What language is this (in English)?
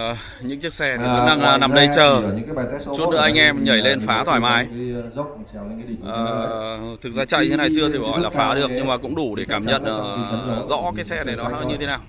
Vietnamese